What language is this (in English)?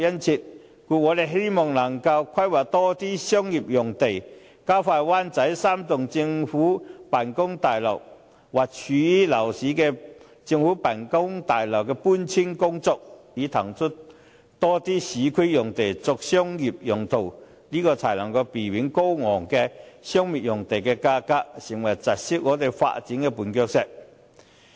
Cantonese